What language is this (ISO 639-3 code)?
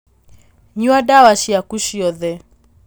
kik